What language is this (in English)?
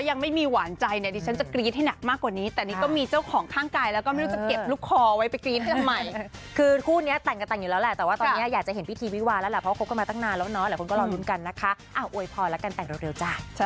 Thai